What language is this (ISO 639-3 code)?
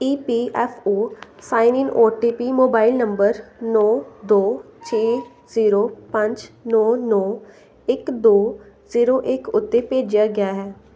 pan